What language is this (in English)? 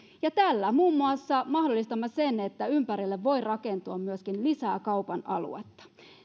Finnish